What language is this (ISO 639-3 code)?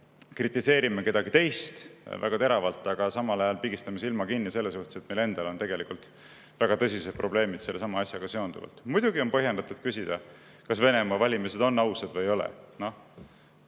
est